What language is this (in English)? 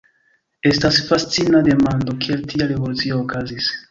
Esperanto